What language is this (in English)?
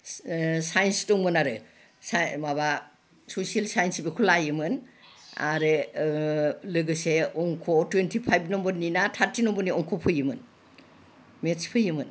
Bodo